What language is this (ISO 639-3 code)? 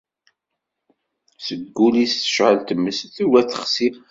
kab